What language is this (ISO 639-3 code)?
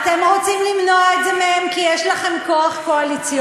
heb